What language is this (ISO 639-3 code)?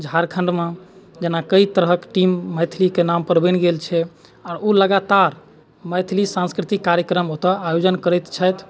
mai